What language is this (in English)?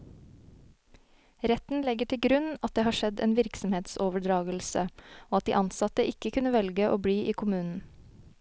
Norwegian